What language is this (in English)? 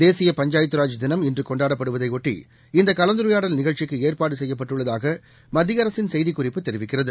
Tamil